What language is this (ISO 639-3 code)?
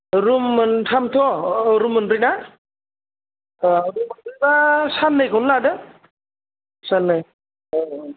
brx